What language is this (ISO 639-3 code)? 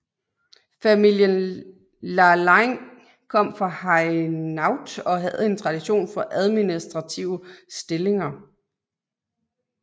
dan